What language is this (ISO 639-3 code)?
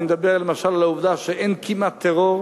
heb